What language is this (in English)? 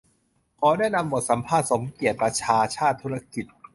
Thai